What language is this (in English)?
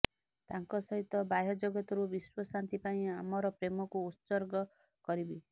Odia